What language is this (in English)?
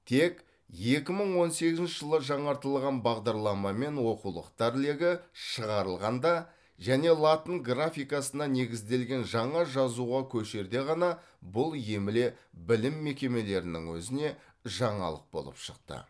Kazakh